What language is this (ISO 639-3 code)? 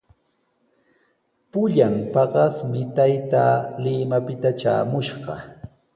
qws